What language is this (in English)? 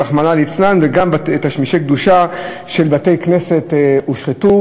Hebrew